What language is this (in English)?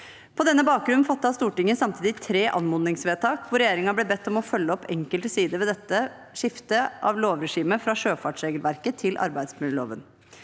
Norwegian